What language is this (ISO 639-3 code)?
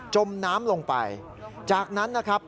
tha